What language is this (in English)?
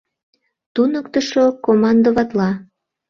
Mari